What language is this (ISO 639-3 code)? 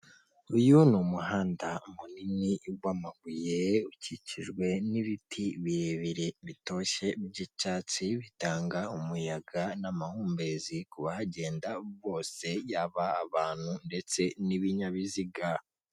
kin